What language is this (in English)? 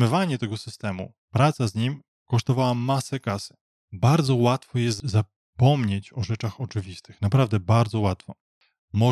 Polish